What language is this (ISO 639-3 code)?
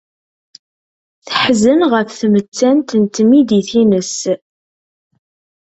kab